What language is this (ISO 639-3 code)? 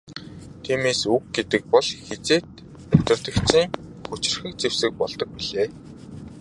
mon